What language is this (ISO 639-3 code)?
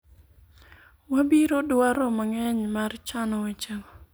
luo